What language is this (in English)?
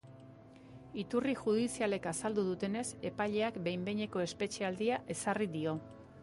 Basque